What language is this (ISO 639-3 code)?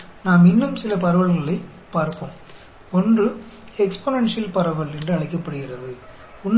hin